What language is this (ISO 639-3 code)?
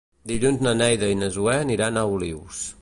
cat